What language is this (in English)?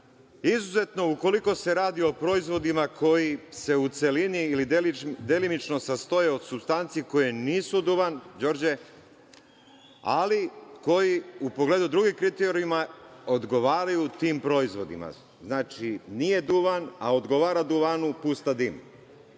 Serbian